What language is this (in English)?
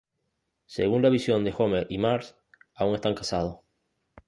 Spanish